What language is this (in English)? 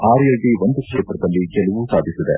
Kannada